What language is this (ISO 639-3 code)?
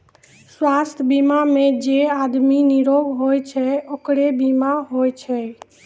mai